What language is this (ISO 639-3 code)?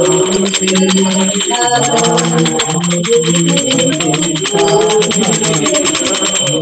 hin